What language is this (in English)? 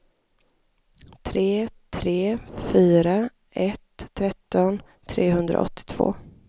Swedish